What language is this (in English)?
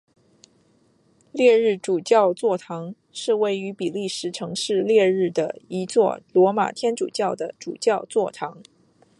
Chinese